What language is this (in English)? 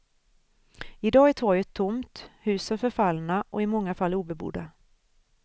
Swedish